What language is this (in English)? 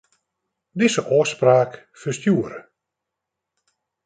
Western Frisian